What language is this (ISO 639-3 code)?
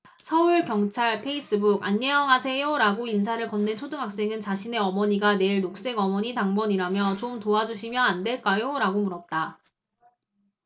kor